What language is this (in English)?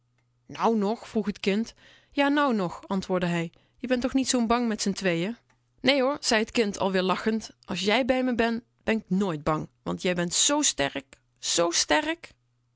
Dutch